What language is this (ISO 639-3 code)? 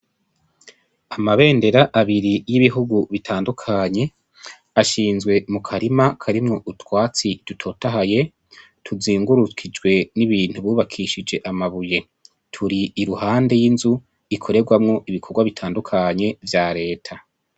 run